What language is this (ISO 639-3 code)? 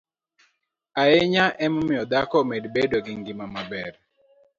luo